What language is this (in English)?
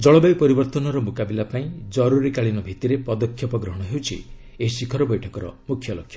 Odia